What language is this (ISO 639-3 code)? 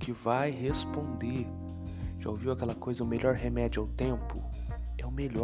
por